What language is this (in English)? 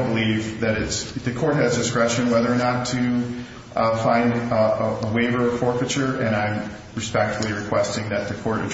English